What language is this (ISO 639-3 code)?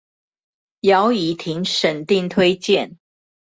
zho